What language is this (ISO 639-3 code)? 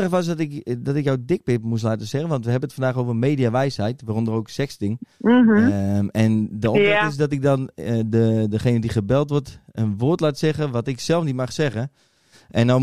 nld